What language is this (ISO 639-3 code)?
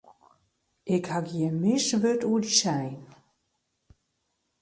fry